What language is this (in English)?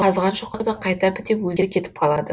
Kazakh